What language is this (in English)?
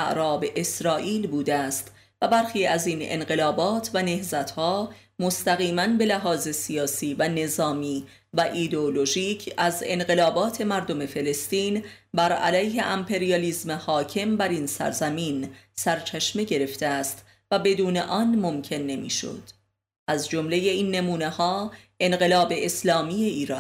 Persian